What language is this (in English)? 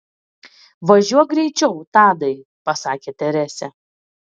Lithuanian